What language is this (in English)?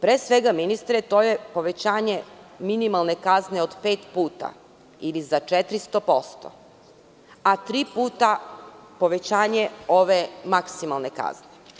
Serbian